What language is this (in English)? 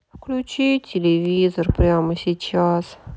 Russian